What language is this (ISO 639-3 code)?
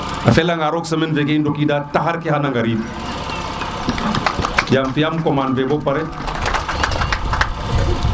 srr